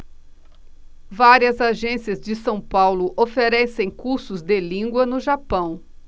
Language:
Portuguese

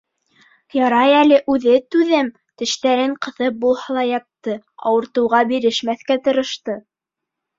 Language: Bashkir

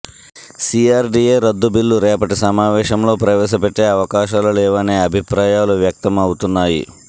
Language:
Telugu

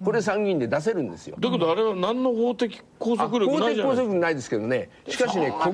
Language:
Japanese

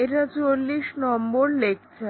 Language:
Bangla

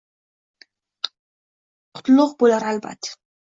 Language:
Uzbek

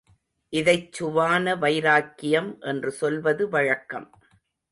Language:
Tamil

